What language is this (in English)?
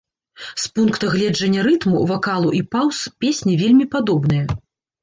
Belarusian